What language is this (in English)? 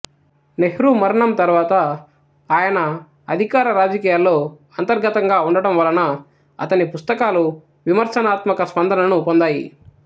Telugu